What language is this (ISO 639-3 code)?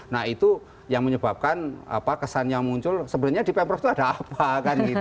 ind